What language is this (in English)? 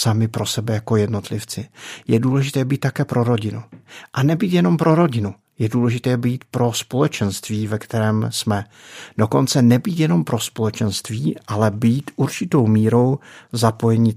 Czech